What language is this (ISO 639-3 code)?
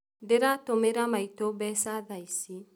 kik